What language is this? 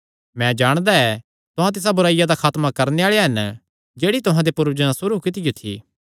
Kangri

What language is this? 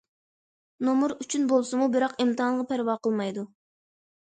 Uyghur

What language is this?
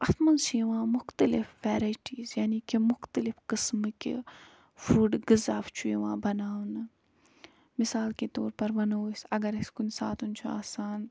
Kashmiri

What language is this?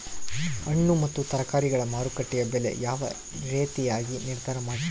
Kannada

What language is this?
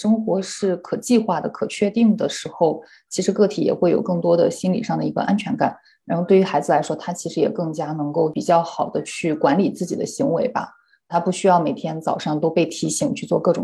Chinese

